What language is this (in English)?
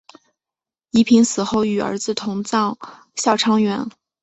Chinese